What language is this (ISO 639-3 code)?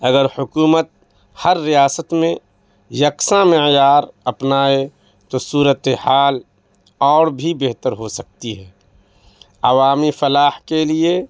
urd